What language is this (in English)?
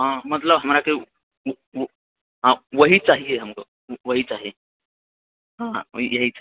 Maithili